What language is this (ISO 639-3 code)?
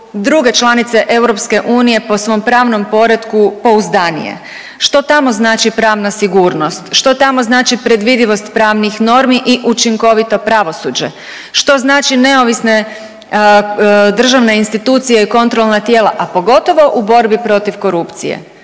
hrv